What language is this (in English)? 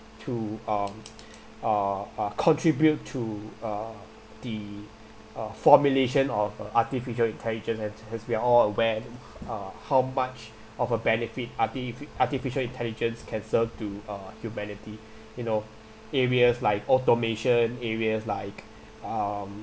English